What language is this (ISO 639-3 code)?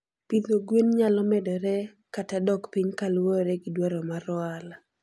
luo